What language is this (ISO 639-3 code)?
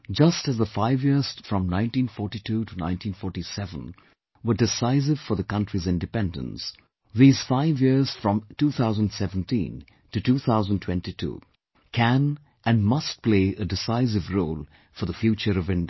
eng